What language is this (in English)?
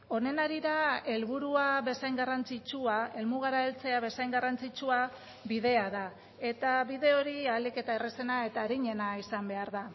Basque